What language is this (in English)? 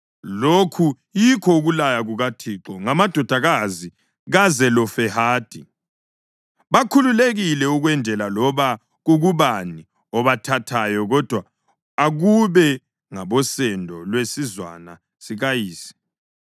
North Ndebele